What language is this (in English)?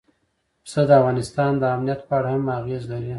Pashto